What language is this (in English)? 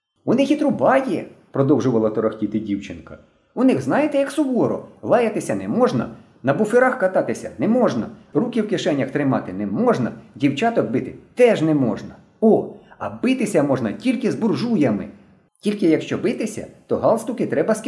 Ukrainian